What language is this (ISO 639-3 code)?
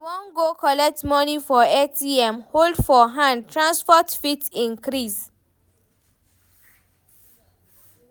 pcm